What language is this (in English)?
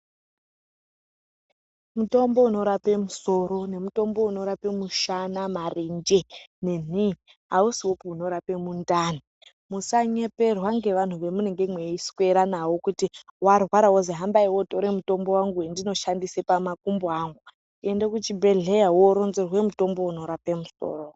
Ndau